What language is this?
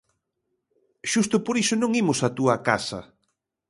Galician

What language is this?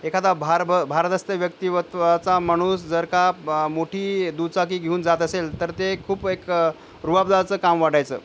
Marathi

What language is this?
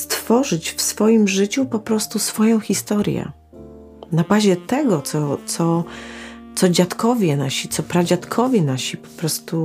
Polish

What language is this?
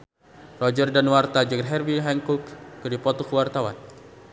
Sundanese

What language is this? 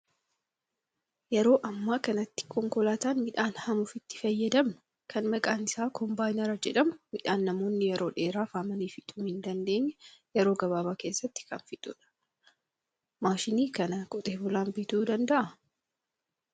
Oromo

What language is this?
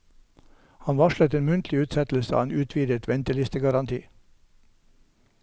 Norwegian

